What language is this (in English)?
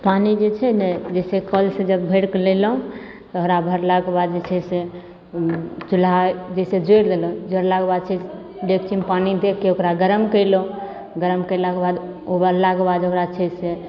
Maithili